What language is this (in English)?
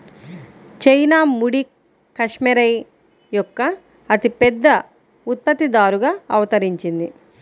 Telugu